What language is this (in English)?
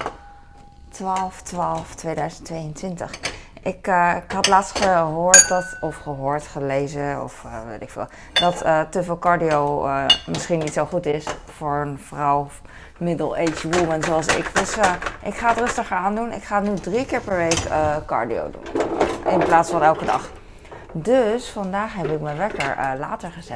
Dutch